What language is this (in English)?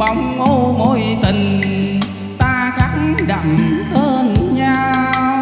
Vietnamese